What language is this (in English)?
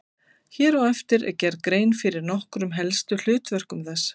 Icelandic